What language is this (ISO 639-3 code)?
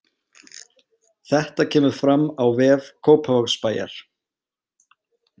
isl